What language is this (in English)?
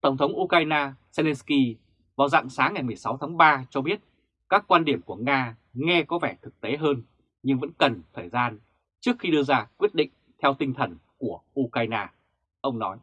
Vietnamese